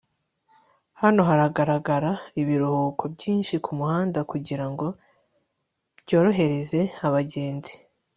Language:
Kinyarwanda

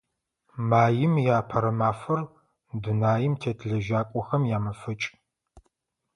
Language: Adyghe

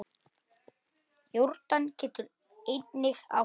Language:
Icelandic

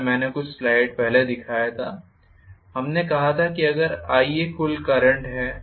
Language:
Hindi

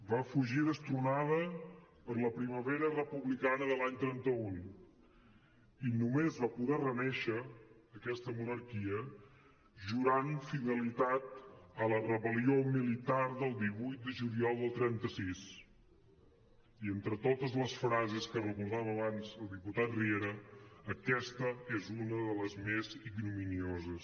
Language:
Catalan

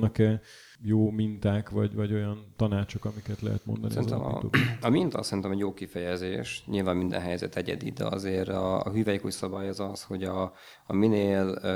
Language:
Hungarian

